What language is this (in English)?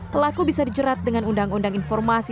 Indonesian